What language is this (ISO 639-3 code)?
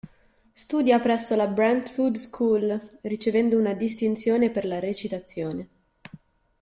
ita